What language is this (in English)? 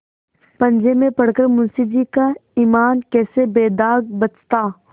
Hindi